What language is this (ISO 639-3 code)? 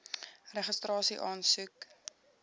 afr